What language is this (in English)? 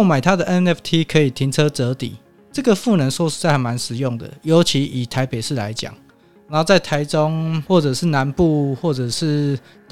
Chinese